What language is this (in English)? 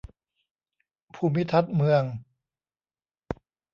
Thai